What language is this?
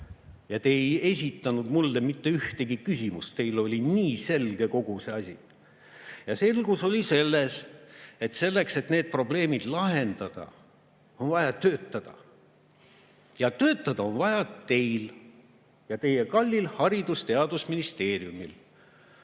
Estonian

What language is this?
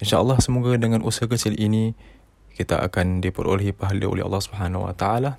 Malay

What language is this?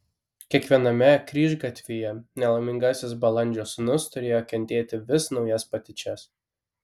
Lithuanian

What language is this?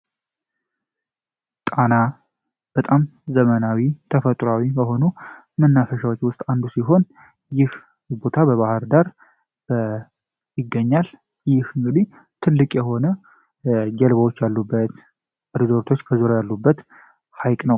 Amharic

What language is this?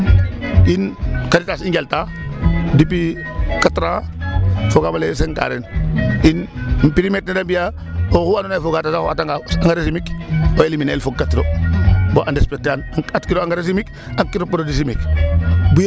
Serer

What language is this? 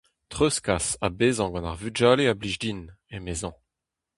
Breton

